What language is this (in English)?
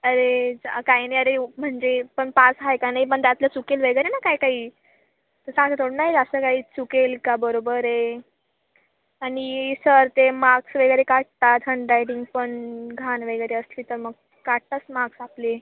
Marathi